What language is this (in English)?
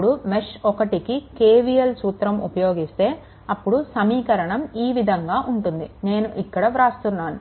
Telugu